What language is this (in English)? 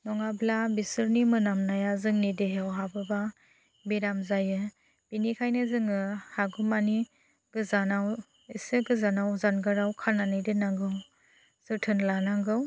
Bodo